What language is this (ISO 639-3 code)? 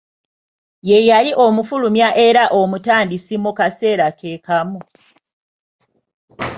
lug